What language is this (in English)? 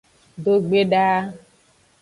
Aja (Benin)